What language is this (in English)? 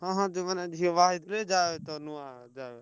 Odia